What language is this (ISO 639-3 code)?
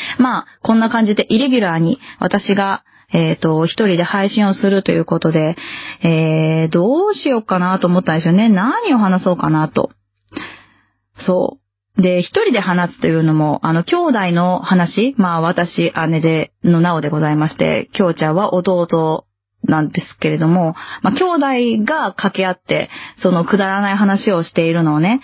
jpn